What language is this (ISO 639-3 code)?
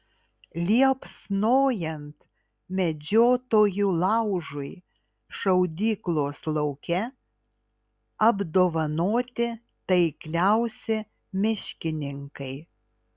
lit